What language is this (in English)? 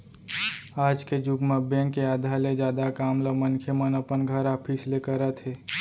Chhattisgarhi